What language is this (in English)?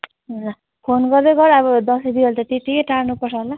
Nepali